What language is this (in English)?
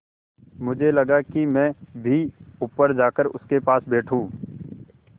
Hindi